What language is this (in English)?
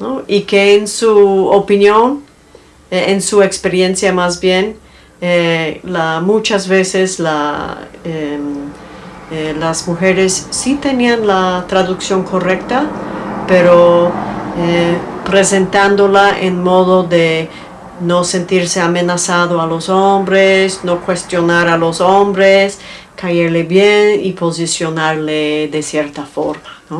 Spanish